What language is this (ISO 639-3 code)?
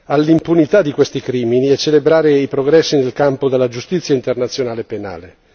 ita